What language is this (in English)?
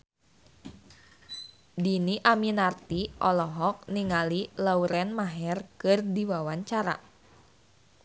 Sundanese